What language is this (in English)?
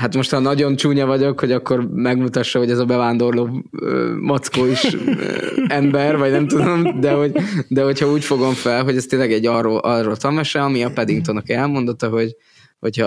Hungarian